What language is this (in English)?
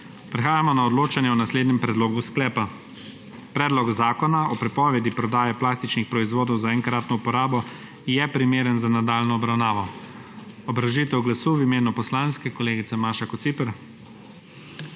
Slovenian